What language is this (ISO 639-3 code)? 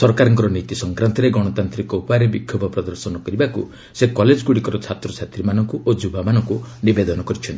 ori